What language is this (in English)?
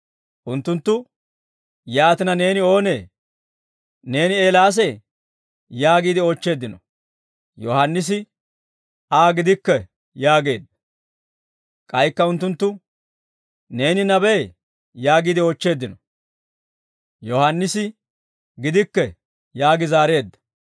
Dawro